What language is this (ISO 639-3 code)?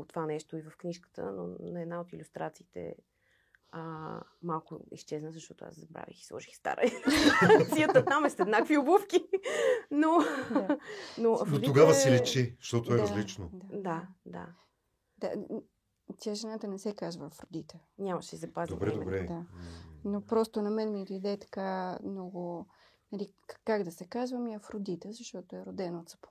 bul